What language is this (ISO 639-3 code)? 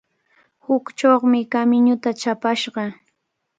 qvl